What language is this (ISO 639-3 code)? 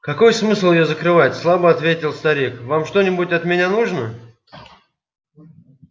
rus